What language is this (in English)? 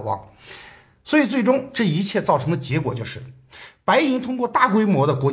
Chinese